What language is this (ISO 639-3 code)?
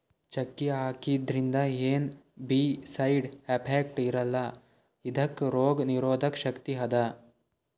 kan